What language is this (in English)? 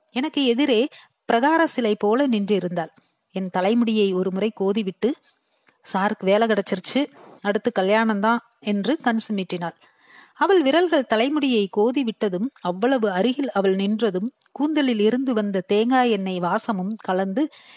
Tamil